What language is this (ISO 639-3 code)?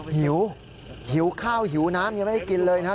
tha